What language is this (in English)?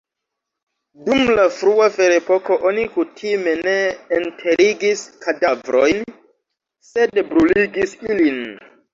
Esperanto